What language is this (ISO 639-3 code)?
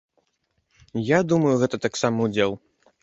bel